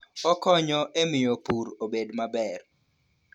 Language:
Luo (Kenya and Tanzania)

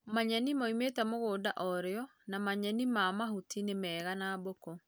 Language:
Kikuyu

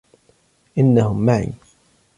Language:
Arabic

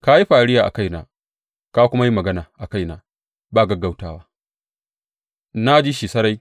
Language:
Hausa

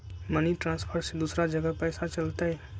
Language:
Magahi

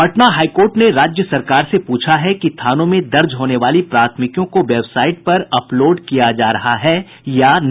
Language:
Hindi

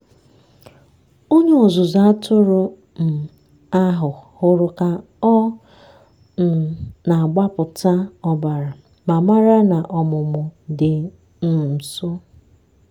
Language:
Igbo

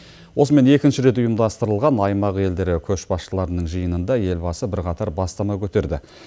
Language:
Kazakh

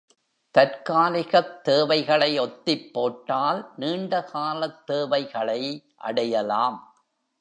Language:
Tamil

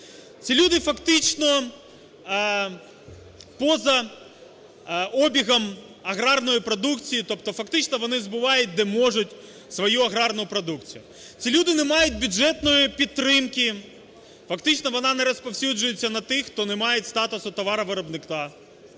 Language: Ukrainian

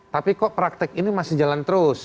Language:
Indonesian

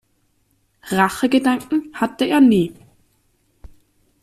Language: German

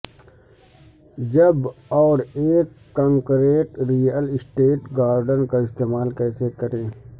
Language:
Urdu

